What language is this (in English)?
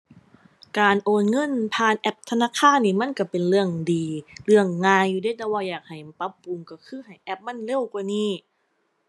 Thai